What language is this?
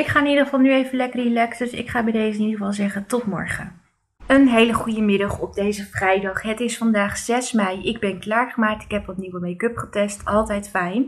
Dutch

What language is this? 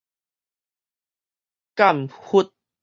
Min Nan Chinese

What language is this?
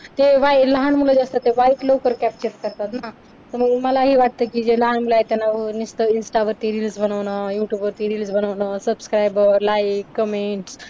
Marathi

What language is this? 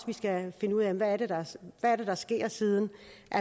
Danish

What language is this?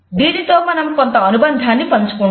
Telugu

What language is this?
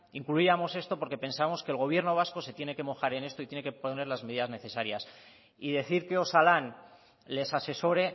Spanish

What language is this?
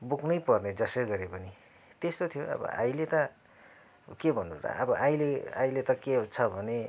Nepali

